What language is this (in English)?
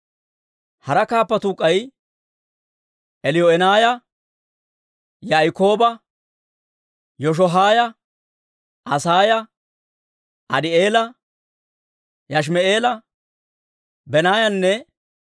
Dawro